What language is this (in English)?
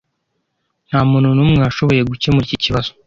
Kinyarwanda